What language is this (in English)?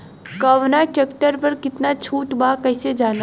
Bhojpuri